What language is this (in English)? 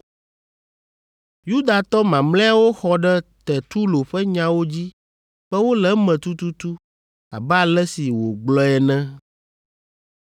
Ewe